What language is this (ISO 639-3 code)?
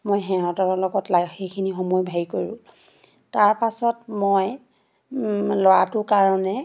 asm